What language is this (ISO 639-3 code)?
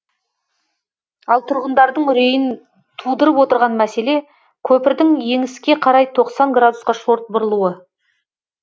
kaz